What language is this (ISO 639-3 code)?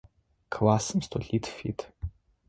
ady